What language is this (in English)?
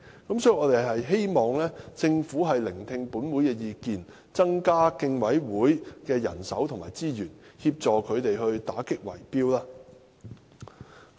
Cantonese